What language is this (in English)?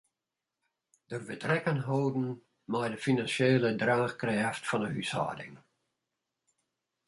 Western Frisian